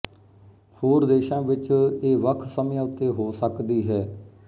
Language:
Punjabi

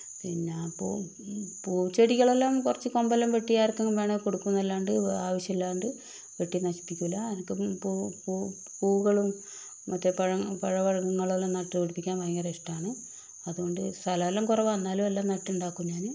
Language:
Malayalam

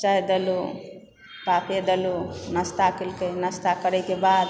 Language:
Maithili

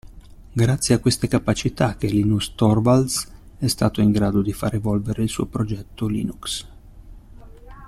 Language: Italian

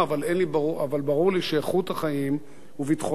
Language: Hebrew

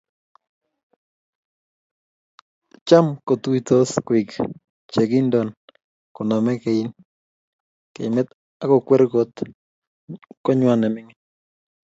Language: Kalenjin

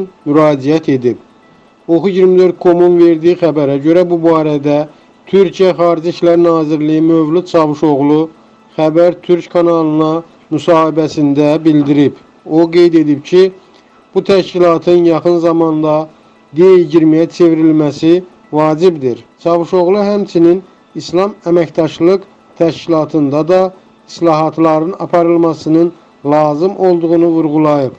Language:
Turkish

